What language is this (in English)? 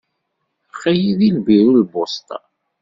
Kabyle